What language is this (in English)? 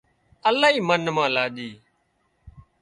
Wadiyara Koli